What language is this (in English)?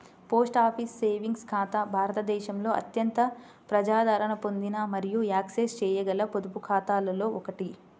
Telugu